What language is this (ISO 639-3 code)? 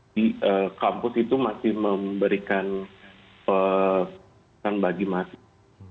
ind